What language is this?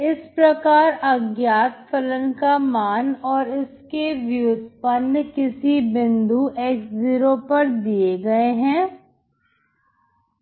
Hindi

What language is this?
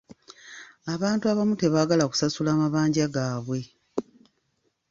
Ganda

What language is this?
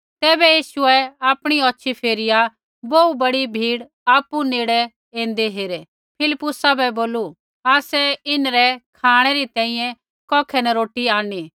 Kullu Pahari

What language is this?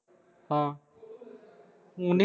Punjabi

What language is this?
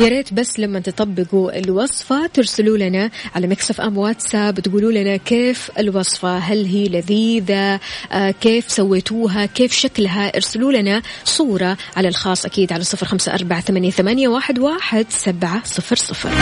Arabic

